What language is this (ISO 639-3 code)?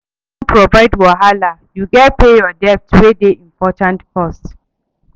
pcm